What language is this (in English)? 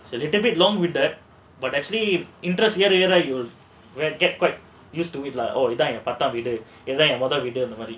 English